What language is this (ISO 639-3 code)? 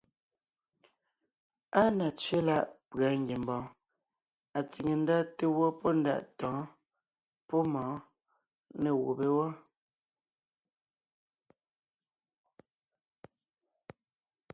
nnh